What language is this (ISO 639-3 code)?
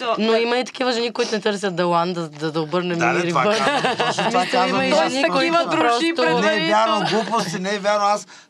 bul